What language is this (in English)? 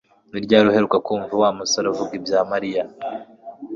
Kinyarwanda